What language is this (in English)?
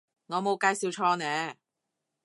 Cantonese